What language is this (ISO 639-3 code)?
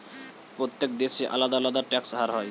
ben